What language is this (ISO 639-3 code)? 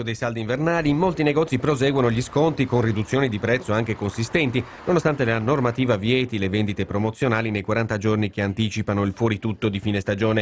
ita